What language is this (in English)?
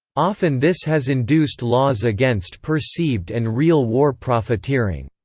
English